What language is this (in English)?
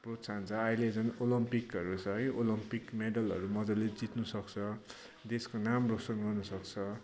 Nepali